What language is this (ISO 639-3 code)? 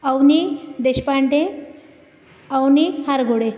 san